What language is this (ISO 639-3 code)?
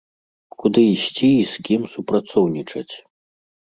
bel